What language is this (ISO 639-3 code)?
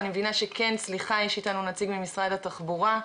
heb